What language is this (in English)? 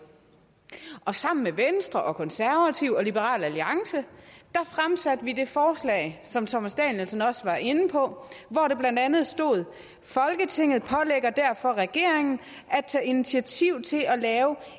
Danish